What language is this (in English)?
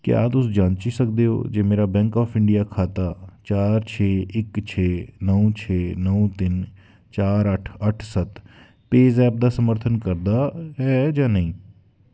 Dogri